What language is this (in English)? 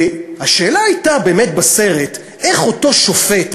Hebrew